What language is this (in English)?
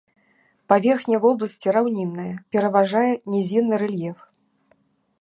Belarusian